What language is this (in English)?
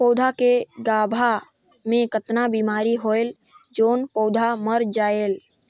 Chhattisgarhi